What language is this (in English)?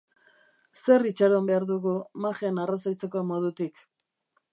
Basque